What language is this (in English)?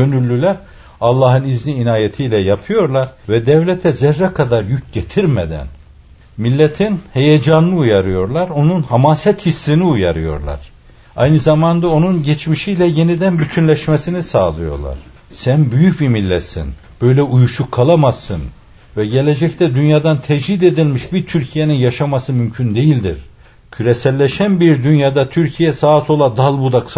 Turkish